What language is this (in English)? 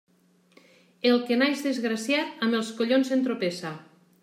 Catalan